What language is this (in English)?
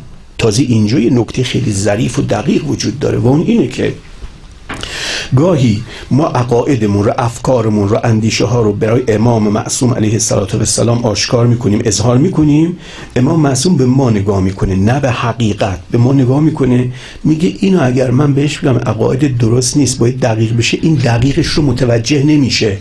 Persian